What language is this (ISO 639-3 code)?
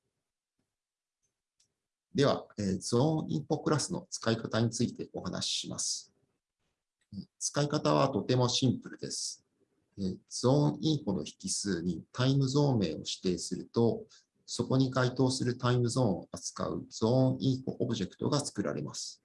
jpn